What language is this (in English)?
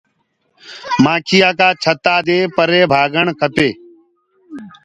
Gurgula